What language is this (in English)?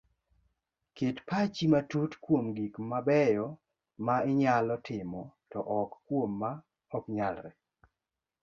Luo (Kenya and Tanzania)